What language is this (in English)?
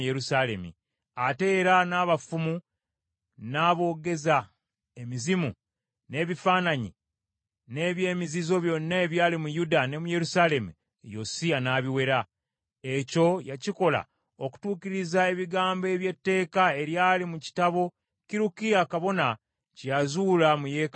Ganda